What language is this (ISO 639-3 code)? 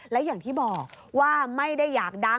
tha